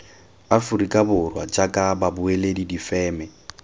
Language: Tswana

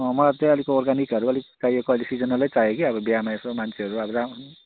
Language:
Nepali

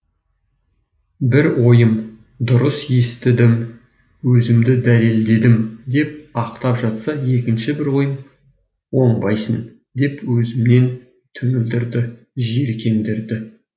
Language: Kazakh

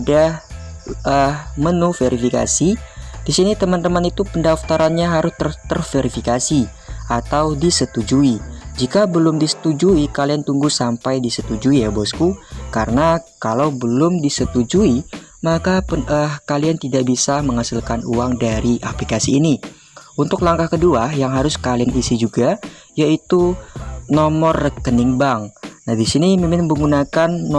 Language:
Indonesian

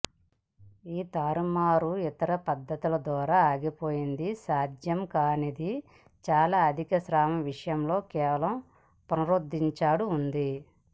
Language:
Telugu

